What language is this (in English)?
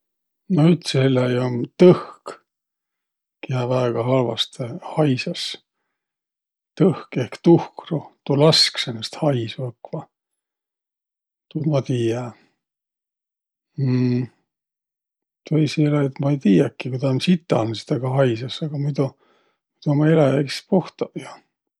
Võro